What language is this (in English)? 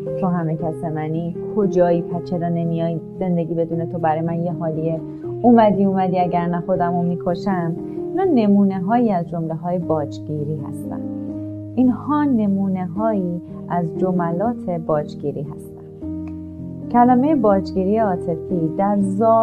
Persian